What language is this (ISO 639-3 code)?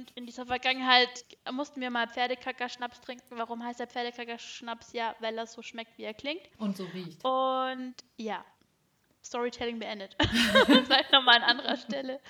deu